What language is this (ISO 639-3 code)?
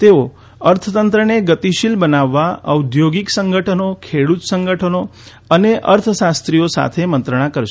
guj